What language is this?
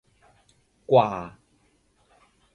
Thai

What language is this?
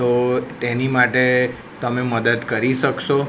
Gujarati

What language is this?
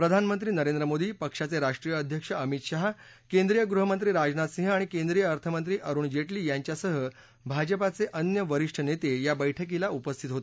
Marathi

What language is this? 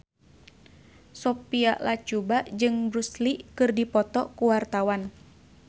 Sundanese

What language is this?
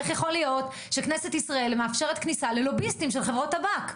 Hebrew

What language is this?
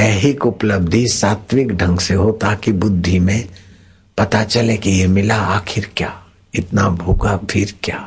Hindi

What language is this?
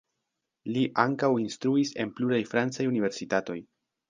Esperanto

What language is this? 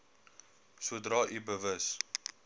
Afrikaans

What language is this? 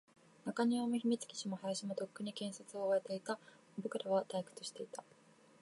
Japanese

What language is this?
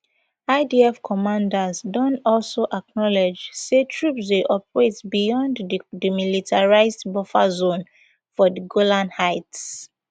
Nigerian Pidgin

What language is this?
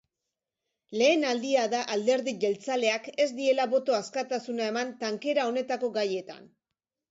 Basque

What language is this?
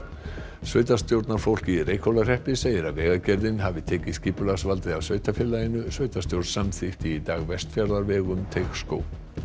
Icelandic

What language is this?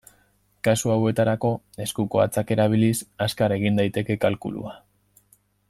Basque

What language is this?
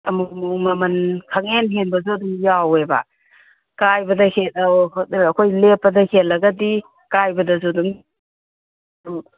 Manipuri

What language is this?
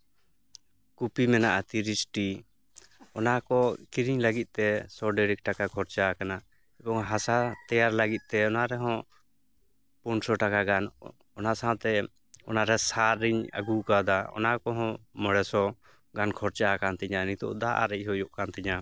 Santali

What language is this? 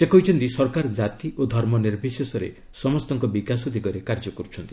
Odia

